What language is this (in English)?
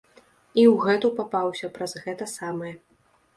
Belarusian